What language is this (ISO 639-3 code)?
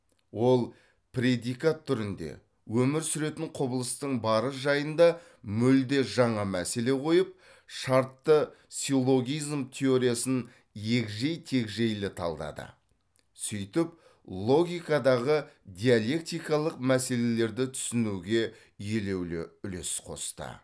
kaz